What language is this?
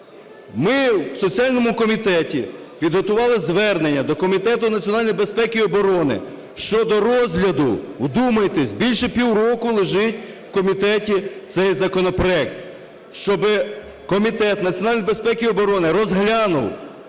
Ukrainian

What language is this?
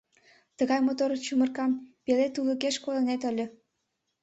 Mari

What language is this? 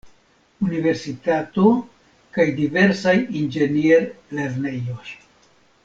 Esperanto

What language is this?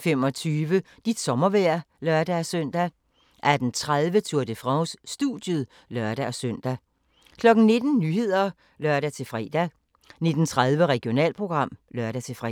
Danish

